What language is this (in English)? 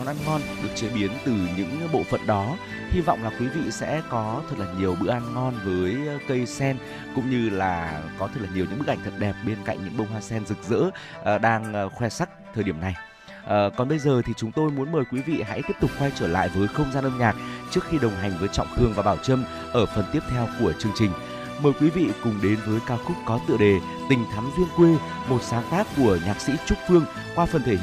Vietnamese